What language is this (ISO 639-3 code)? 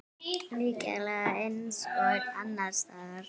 isl